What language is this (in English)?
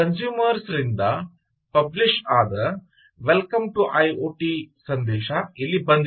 Kannada